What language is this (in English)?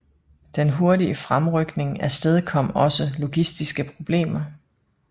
Danish